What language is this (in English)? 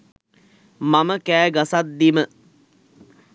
Sinhala